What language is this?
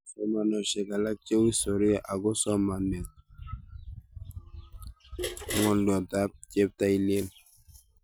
Kalenjin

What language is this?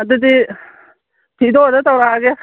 Manipuri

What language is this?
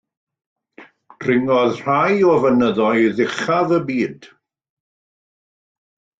Welsh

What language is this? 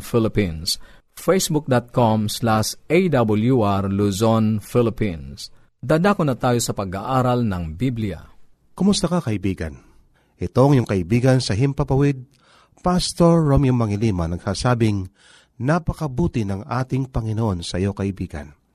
Filipino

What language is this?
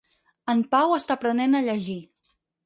Catalan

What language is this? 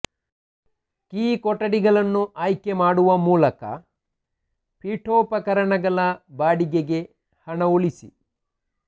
Kannada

